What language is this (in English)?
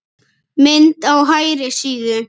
Icelandic